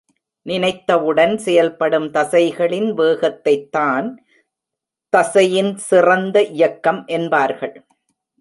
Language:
Tamil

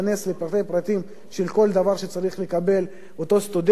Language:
Hebrew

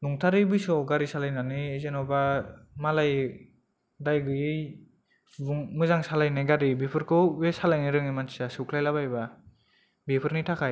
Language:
Bodo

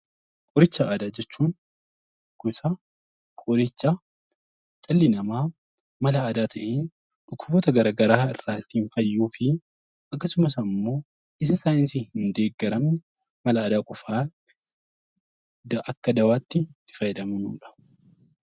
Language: Oromo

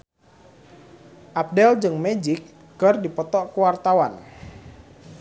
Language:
Sundanese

